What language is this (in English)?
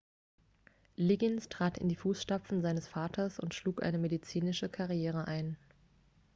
German